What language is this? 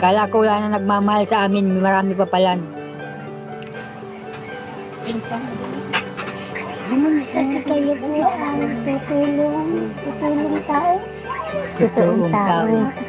Filipino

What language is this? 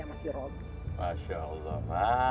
Indonesian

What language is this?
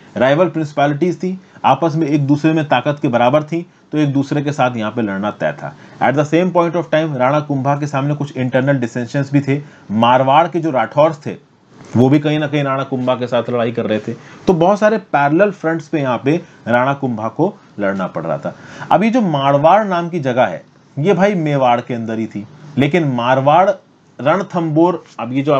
Hindi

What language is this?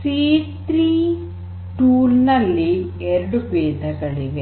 Kannada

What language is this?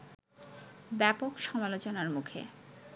Bangla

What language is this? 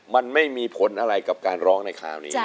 Thai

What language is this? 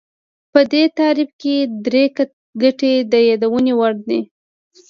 Pashto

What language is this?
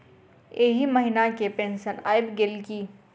Maithili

